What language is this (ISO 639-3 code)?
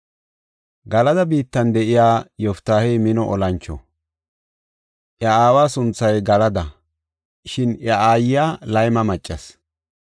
gof